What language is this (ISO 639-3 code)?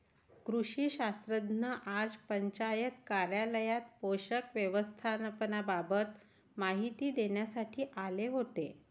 mar